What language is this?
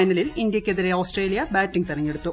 Malayalam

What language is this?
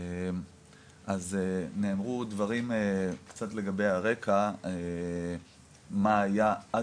Hebrew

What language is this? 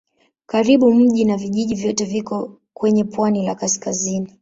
Swahili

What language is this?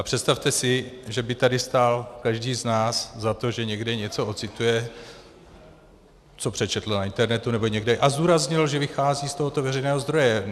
Czech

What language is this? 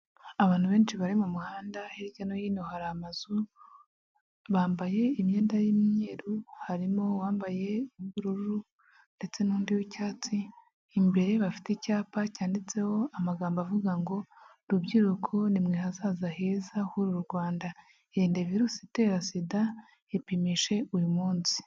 Kinyarwanda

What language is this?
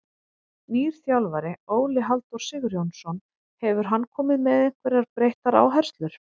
Icelandic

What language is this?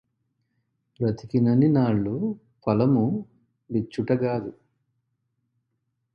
Telugu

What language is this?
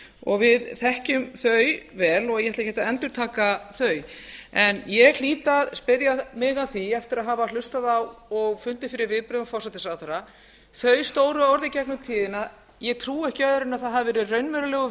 Icelandic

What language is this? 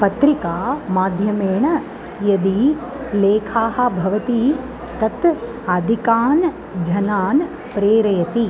Sanskrit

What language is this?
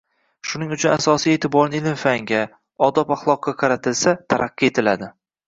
Uzbek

